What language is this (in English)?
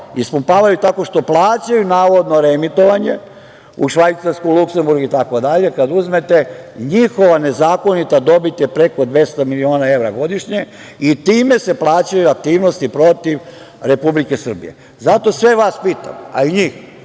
Serbian